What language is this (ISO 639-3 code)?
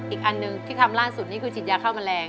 tha